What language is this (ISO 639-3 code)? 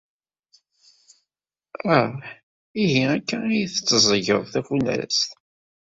kab